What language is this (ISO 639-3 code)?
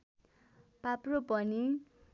nep